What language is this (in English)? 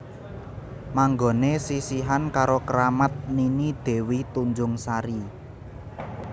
Javanese